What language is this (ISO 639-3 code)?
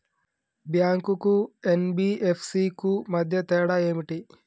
tel